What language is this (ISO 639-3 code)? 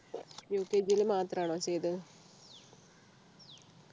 mal